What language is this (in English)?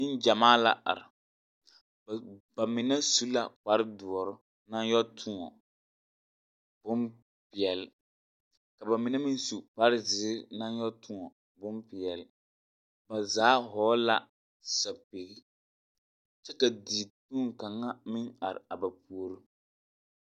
Southern Dagaare